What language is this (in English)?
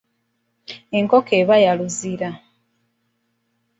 Ganda